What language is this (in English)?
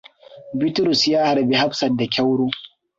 Hausa